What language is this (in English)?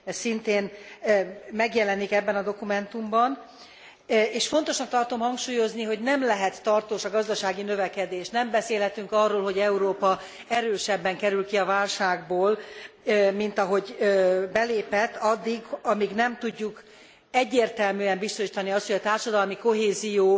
Hungarian